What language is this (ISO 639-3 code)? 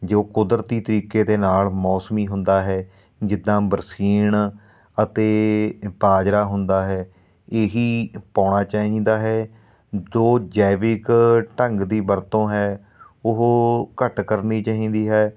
pan